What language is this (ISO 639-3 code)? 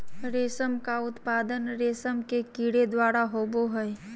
mag